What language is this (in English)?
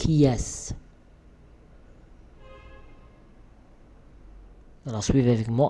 French